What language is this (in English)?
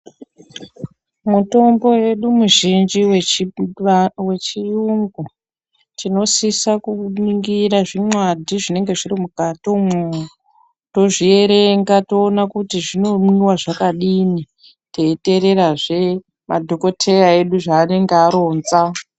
Ndau